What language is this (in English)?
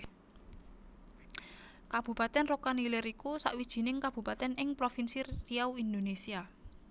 Javanese